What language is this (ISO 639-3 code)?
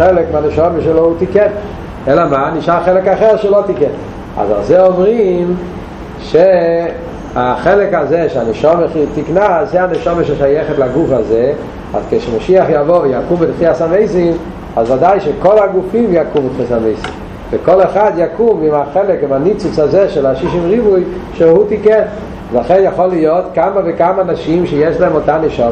heb